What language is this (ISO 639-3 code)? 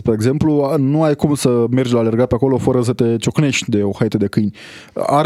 ron